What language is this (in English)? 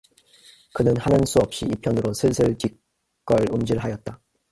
Korean